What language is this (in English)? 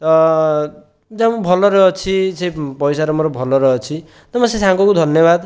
Odia